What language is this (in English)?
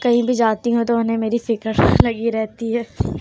Urdu